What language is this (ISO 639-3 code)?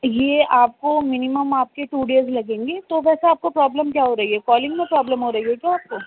urd